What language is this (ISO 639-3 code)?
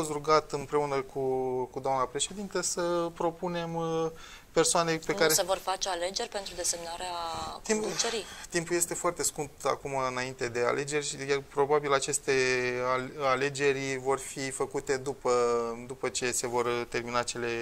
ron